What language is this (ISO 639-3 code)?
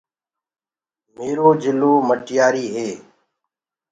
ggg